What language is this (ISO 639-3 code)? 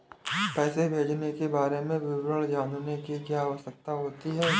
hin